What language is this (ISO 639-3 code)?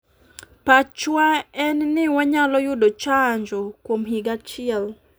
luo